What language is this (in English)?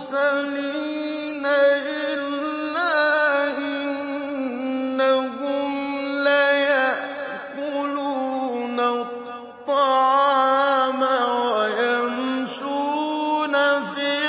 Arabic